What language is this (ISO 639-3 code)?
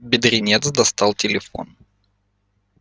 rus